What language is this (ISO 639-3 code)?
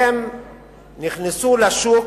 heb